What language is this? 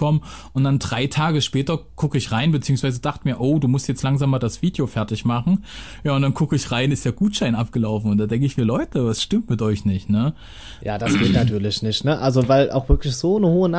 German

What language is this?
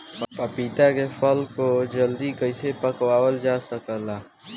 Bhojpuri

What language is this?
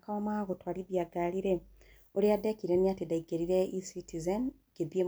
Kikuyu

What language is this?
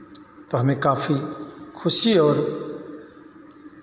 Hindi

